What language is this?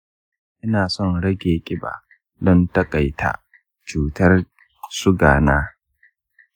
Hausa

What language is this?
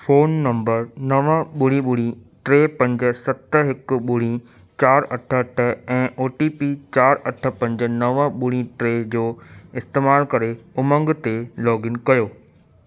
Sindhi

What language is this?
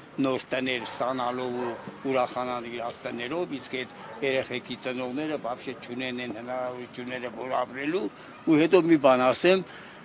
Romanian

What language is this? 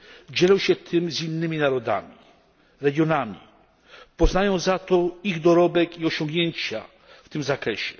Polish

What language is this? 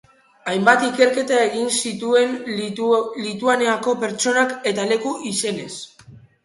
Basque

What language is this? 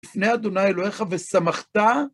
Hebrew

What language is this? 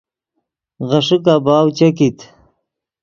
Yidgha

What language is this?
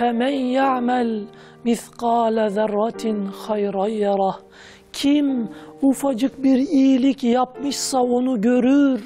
Turkish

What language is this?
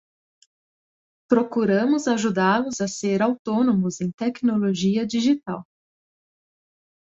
Portuguese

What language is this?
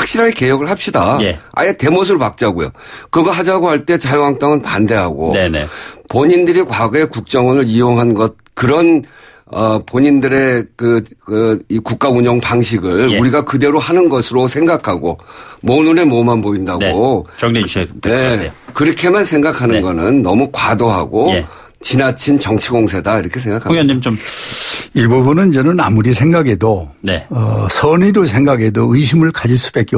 Korean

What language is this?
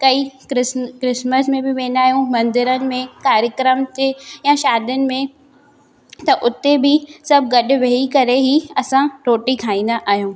Sindhi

